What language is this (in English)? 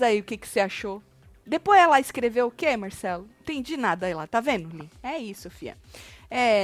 Portuguese